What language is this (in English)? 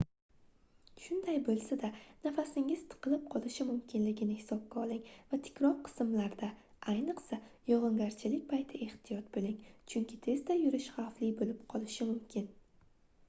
Uzbek